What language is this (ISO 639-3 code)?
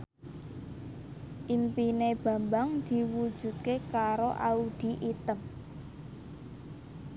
jav